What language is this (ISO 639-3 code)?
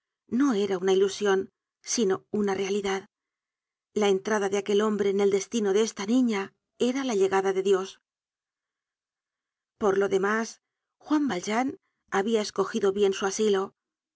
spa